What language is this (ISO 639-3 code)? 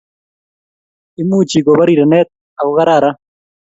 kln